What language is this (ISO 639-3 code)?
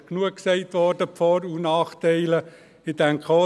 gsw